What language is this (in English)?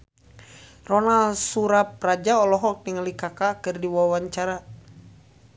Sundanese